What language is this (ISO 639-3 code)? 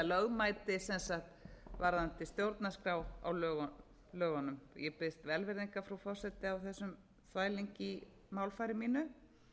isl